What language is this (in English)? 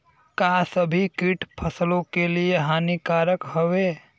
Bhojpuri